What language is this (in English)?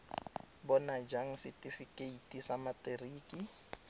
Tswana